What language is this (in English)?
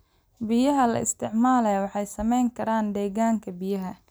Somali